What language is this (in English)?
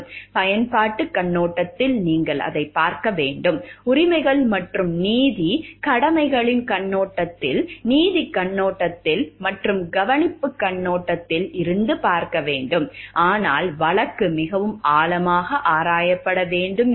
Tamil